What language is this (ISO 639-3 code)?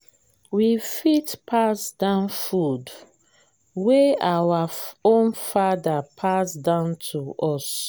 pcm